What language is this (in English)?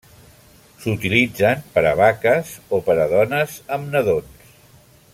Catalan